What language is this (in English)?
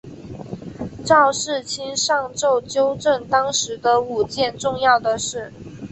Chinese